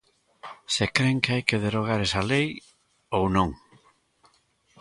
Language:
Galician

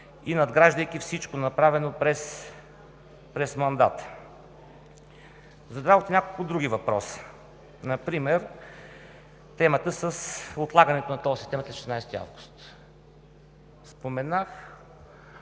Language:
Bulgarian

